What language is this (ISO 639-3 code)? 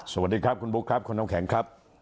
tha